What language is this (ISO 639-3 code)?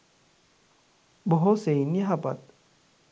sin